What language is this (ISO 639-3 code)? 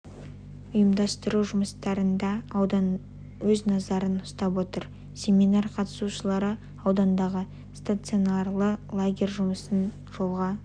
kaz